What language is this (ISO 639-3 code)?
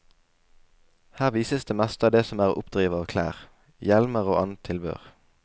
nor